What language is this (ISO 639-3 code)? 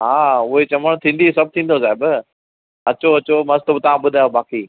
snd